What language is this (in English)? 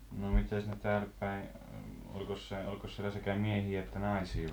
Finnish